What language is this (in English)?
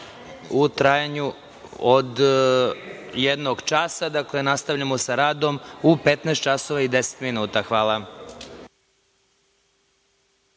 Serbian